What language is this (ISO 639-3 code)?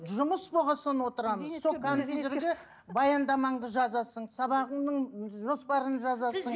kaz